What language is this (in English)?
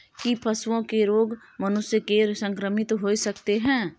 Maithili